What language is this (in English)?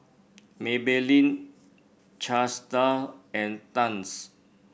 English